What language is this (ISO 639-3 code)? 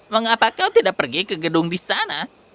ind